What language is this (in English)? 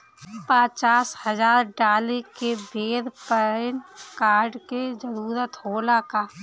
Bhojpuri